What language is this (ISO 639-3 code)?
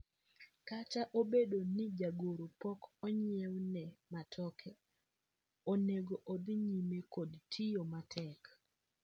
luo